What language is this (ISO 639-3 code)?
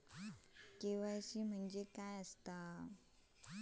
mar